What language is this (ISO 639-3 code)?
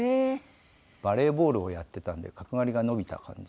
jpn